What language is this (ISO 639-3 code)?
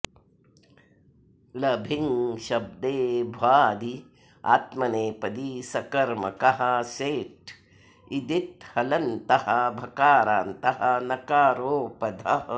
san